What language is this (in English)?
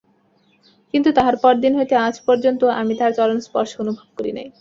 Bangla